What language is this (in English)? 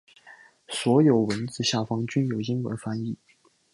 Chinese